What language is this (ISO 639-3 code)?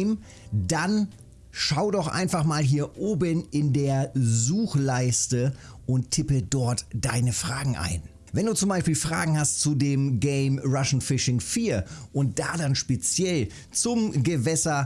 deu